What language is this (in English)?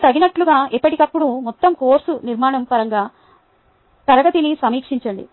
Telugu